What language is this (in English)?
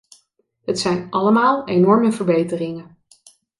Dutch